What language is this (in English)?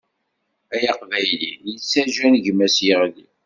Kabyle